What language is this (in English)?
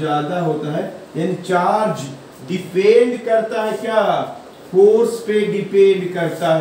Hindi